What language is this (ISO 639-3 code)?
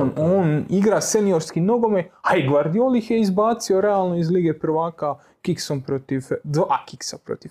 hrv